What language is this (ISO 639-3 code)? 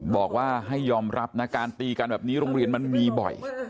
tha